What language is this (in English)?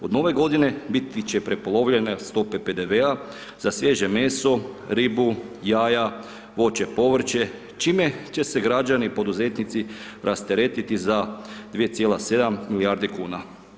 Croatian